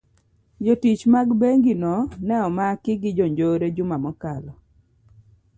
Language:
Luo (Kenya and Tanzania)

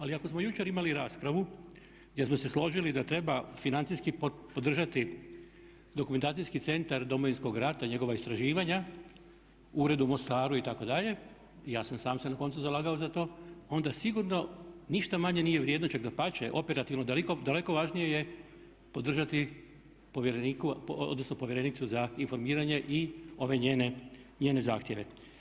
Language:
Croatian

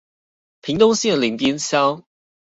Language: Chinese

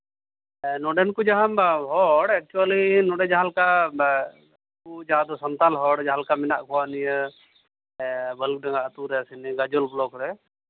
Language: Santali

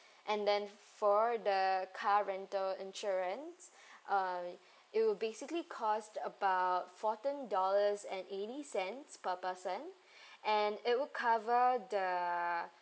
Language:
English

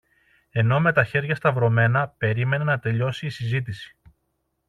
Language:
Greek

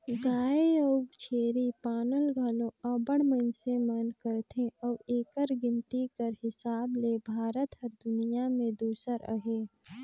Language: Chhattisgarhi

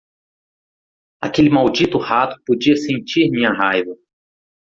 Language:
Portuguese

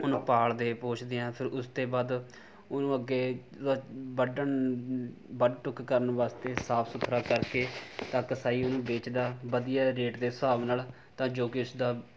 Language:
Punjabi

